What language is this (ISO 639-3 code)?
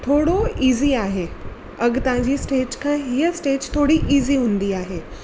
snd